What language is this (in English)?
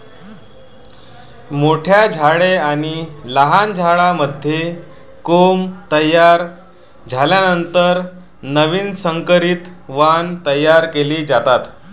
Marathi